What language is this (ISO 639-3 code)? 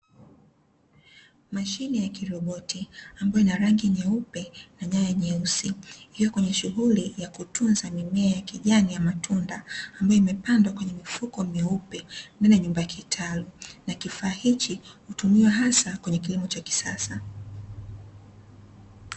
swa